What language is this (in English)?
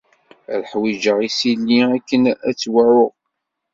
Kabyle